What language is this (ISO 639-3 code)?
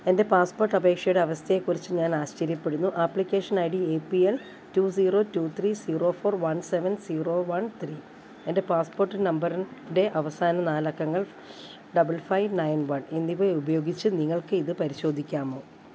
mal